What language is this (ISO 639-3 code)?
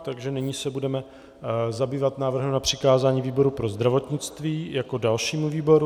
ces